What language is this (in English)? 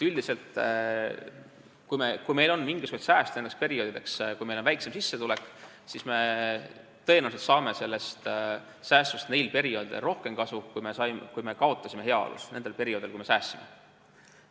Estonian